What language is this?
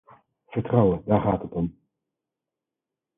Dutch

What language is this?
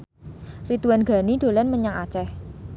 Javanese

